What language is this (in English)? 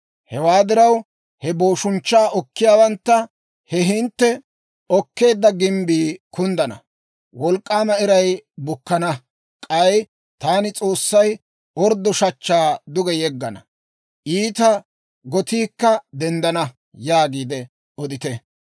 Dawro